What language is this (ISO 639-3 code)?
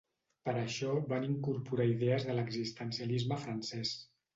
cat